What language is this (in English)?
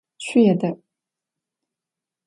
Adyghe